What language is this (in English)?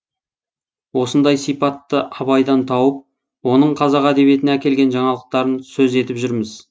Kazakh